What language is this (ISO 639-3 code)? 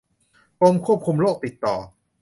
tha